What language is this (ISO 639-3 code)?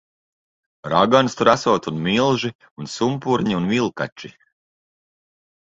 lav